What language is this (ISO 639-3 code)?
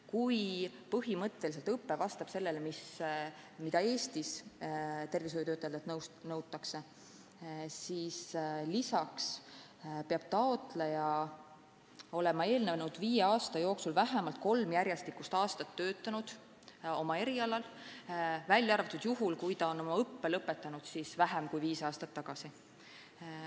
est